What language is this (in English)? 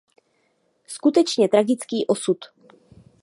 Czech